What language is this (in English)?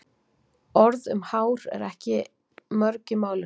Icelandic